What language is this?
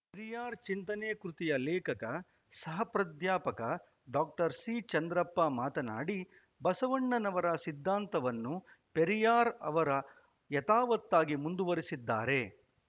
Kannada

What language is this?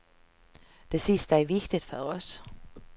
Swedish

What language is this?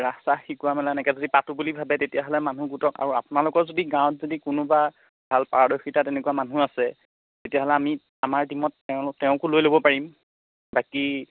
Assamese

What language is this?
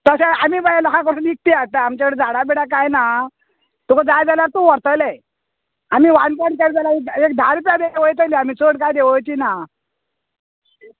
Konkani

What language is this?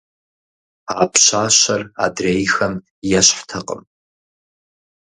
Kabardian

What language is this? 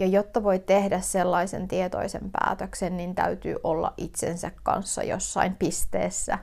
Finnish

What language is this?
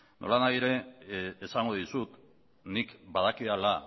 Basque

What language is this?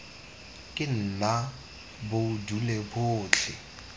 Tswana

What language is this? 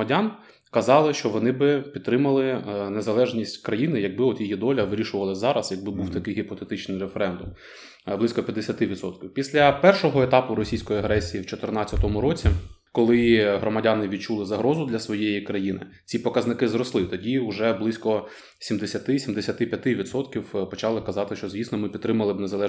Ukrainian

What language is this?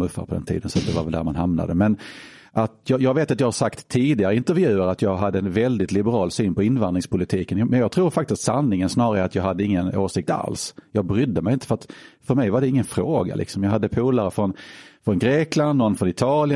Swedish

